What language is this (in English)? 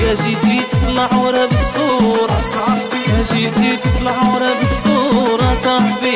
Arabic